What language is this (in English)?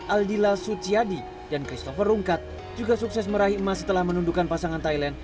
Indonesian